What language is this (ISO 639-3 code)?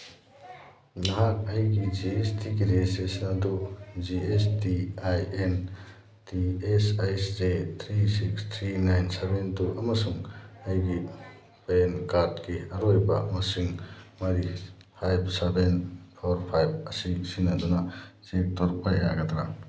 mni